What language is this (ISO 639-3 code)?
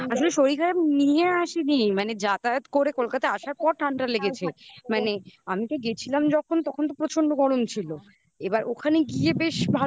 ben